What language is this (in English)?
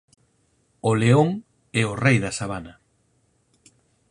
Galician